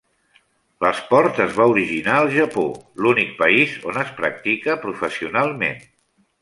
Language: Catalan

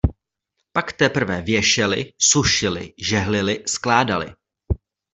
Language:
Czech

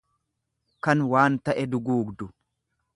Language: Oromo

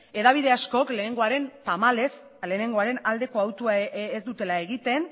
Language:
Basque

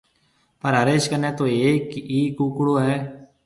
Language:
Marwari (Pakistan)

